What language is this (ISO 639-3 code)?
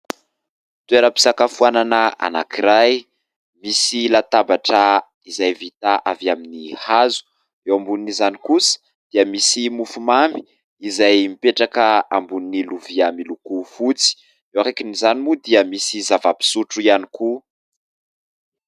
mlg